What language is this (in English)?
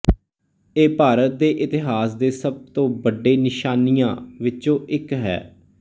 Punjabi